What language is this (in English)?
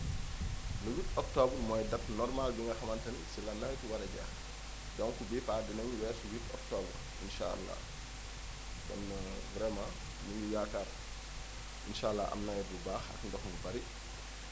Wolof